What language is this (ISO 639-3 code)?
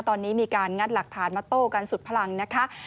tha